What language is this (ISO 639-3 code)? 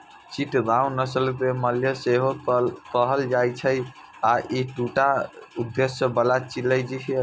mai